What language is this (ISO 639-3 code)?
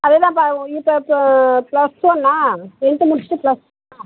tam